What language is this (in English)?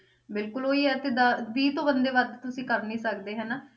Punjabi